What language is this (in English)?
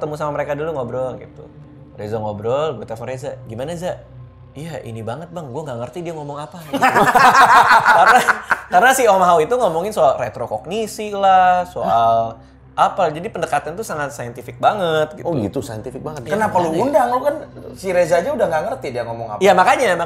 Indonesian